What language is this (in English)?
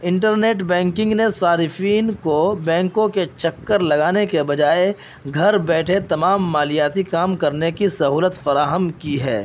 Urdu